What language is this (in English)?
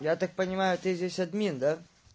Russian